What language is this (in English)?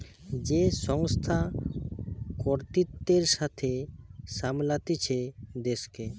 Bangla